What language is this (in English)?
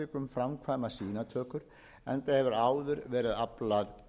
Icelandic